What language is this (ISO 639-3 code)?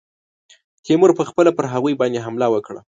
pus